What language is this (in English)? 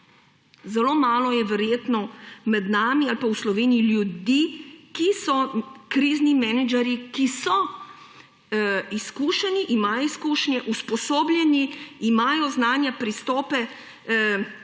Slovenian